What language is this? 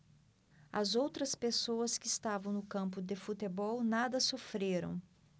Portuguese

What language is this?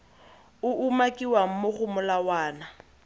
Tswana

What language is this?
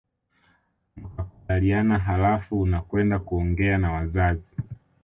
Swahili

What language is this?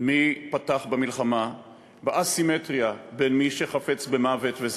Hebrew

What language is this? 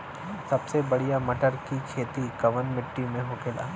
Bhojpuri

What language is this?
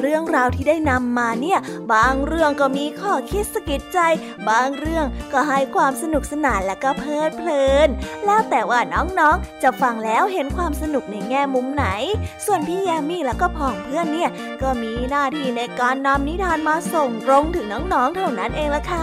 Thai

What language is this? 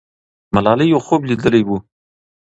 Pashto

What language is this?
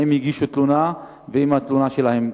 Hebrew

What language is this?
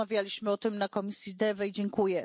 Polish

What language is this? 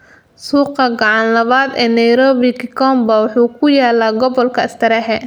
Somali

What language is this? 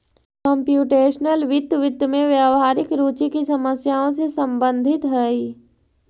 Magahi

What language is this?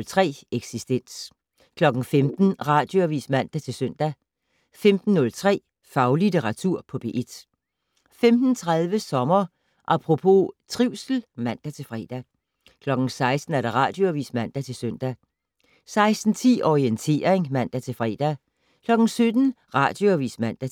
Danish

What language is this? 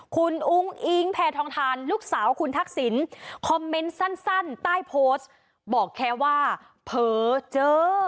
Thai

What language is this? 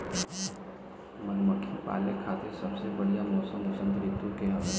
Bhojpuri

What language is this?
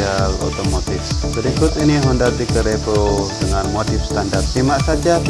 Indonesian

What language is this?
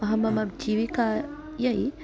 Sanskrit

